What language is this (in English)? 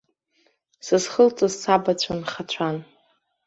Abkhazian